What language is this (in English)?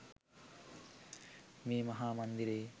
Sinhala